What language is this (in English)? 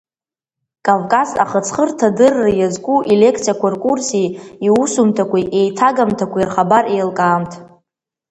Abkhazian